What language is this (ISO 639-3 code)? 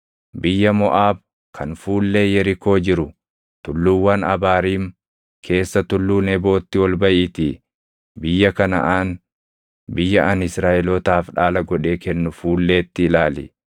orm